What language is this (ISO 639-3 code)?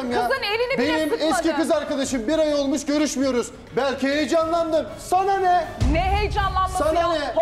tur